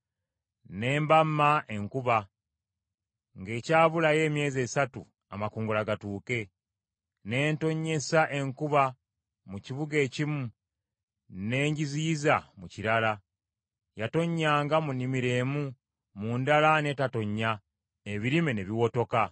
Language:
Ganda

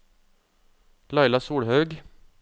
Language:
Norwegian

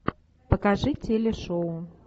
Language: Russian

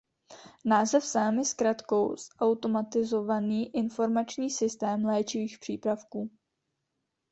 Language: Czech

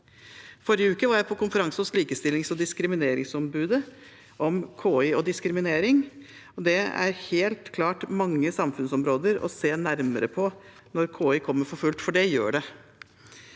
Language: Norwegian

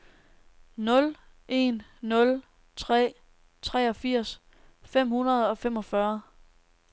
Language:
Danish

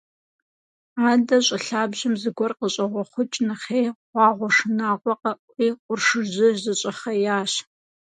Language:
Kabardian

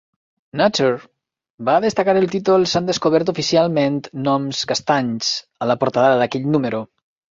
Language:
Catalan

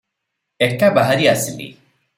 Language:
Odia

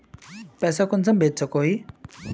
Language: Magahi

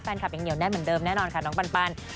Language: Thai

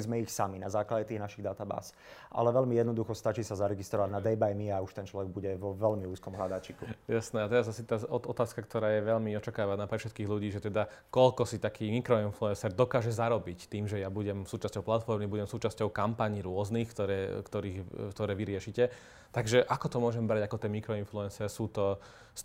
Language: Slovak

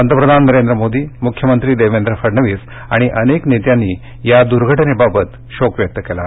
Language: Marathi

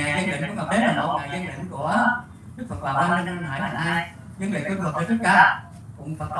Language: Vietnamese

